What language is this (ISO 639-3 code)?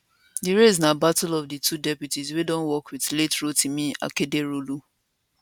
pcm